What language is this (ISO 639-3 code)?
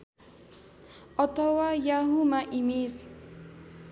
nep